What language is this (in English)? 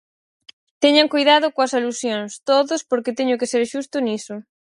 Galician